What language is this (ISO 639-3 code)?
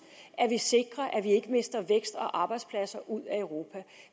dan